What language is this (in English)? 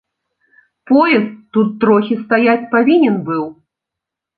Belarusian